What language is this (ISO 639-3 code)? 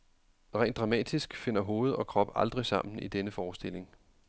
dan